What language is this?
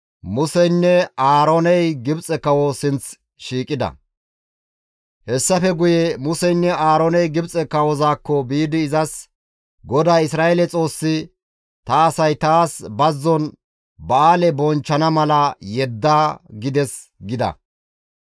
Gamo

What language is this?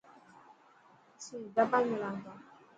Dhatki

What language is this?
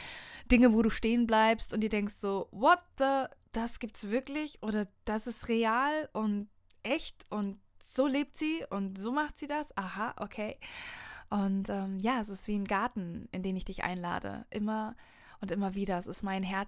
German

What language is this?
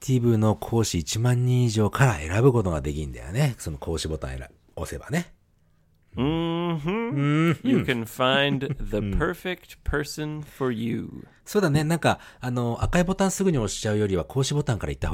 Japanese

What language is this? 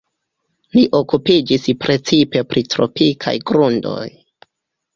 Esperanto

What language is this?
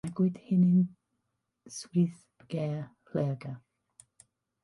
Welsh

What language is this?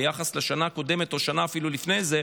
Hebrew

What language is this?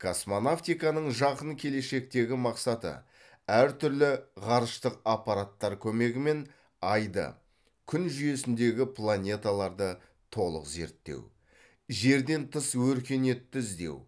Kazakh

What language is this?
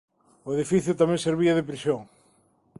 Galician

